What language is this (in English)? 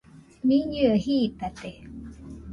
Nüpode Huitoto